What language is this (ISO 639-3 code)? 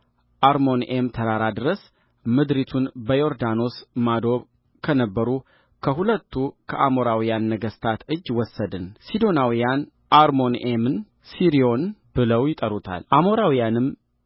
amh